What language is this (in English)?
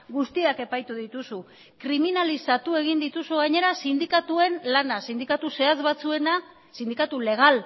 Basque